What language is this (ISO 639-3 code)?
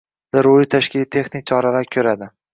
uzb